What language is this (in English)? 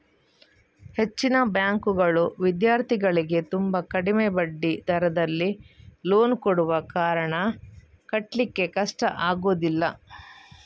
Kannada